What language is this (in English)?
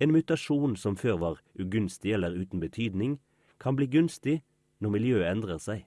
Norwegian